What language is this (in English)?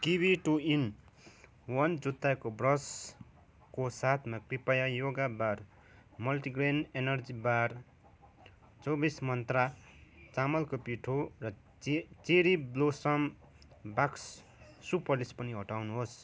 Nepali